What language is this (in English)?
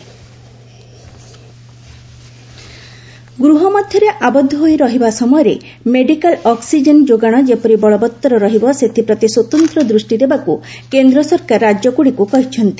Odia